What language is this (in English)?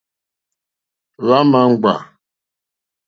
Mokpwe